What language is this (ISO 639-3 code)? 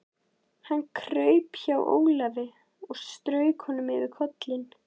isl